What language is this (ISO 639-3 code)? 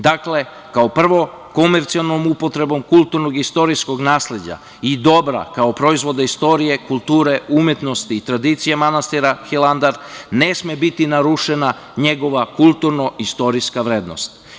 srp